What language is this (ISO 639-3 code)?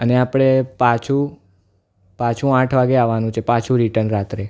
guj